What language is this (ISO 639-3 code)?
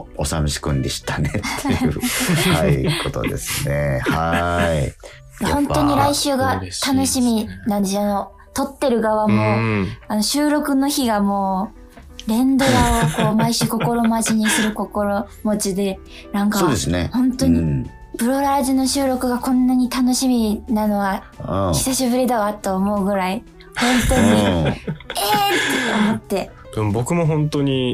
jpn